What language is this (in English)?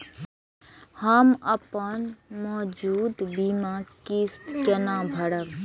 Maithili